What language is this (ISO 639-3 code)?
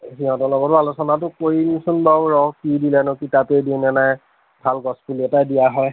asm